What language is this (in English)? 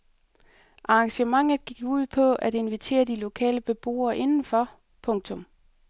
Danish